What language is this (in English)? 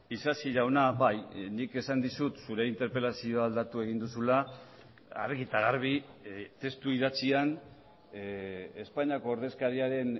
Basque